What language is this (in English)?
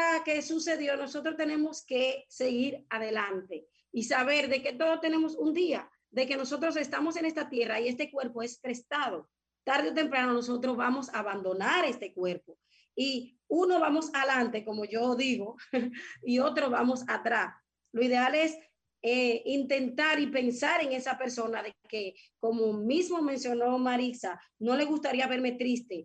Spanish